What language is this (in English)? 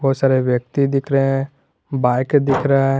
Hindi